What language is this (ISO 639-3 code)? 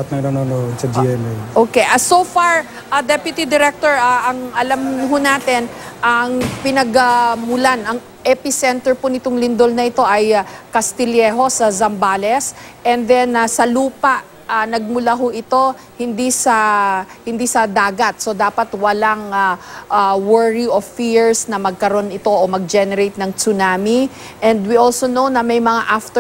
fil